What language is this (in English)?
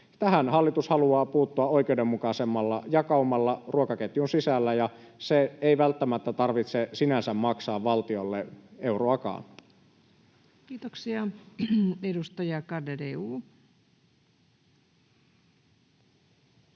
Finnish